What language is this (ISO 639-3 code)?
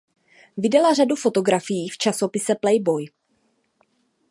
ces